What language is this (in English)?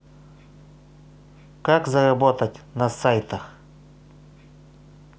Russian